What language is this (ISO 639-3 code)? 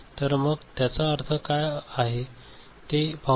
mar